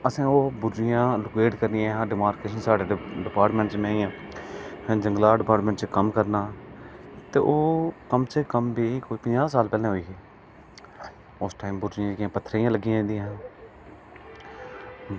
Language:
Dogri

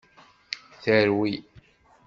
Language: Kabyle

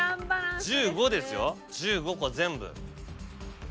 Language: Japanese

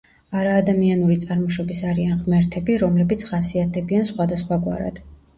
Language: Georgian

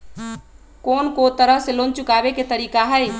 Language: Magahi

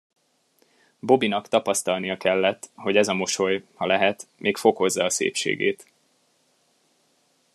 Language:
Hungarian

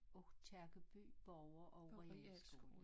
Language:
Danish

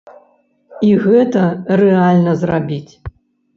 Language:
Belarusian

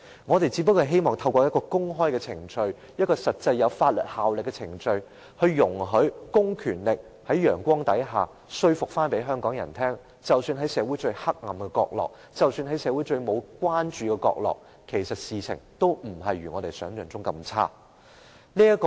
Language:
Cantonese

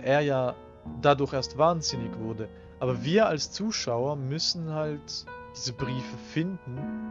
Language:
German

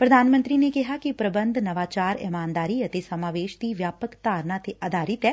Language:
Punjabi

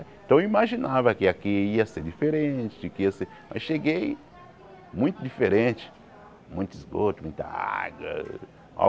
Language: Portuguese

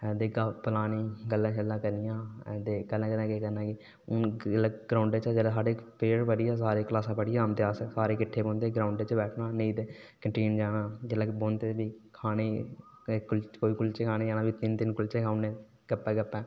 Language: Dogri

